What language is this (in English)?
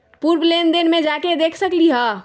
Magahi